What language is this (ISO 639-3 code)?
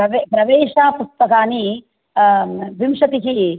san